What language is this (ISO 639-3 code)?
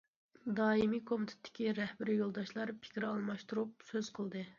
uig